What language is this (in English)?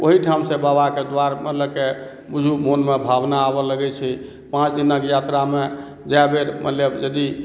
Maithili